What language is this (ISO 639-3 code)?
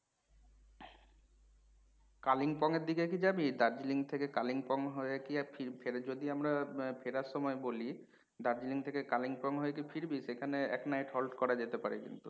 ben